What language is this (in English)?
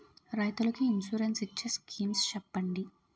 Telugu